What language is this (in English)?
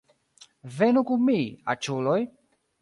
Esperanto